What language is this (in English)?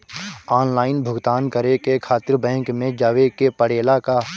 Bhojpuri